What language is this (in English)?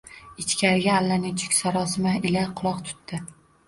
Uzbek